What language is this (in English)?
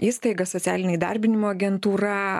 Lithuanian